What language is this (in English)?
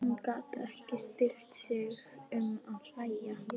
Icelandic